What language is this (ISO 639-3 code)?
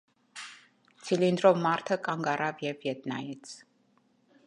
hye